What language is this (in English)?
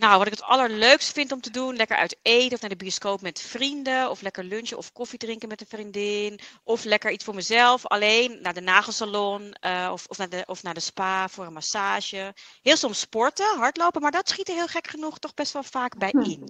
Dutch